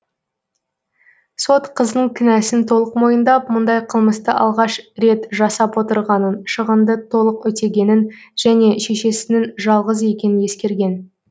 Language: Kazakh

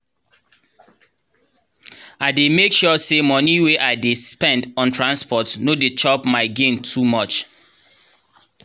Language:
Nigerian Pidgin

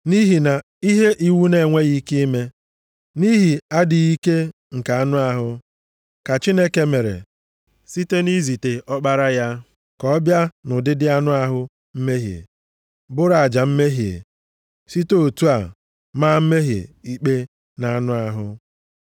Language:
Igbo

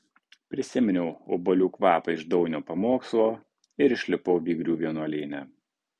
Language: Lithuanian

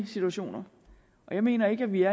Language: Danish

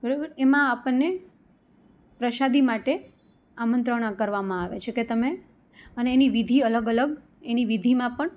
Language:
Gujarati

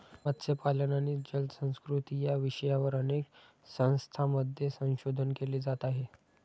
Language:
Marathi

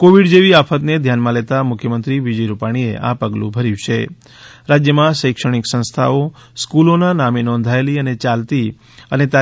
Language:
Gujarati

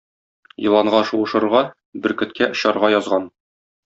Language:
Tatar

